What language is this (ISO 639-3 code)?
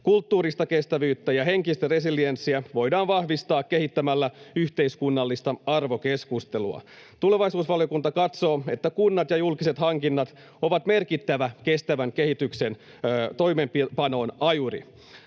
fin